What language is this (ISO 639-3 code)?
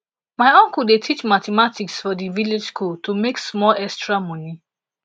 pcm